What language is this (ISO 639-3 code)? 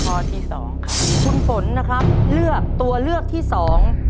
tha